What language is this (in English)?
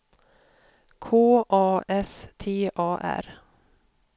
Swedish